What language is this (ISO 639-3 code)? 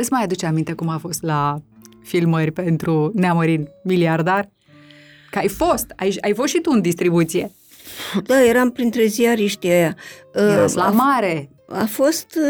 ron